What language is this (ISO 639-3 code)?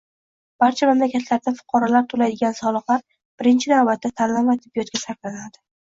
uzb